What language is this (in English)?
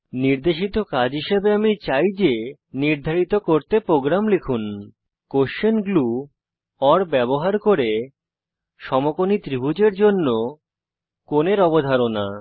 Bangla